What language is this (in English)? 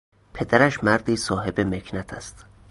Persian